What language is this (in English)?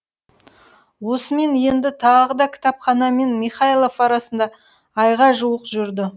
Kazakh